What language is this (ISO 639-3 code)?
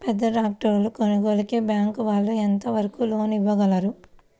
tel